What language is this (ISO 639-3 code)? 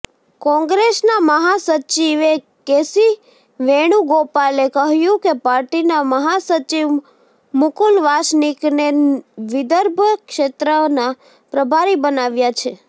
guj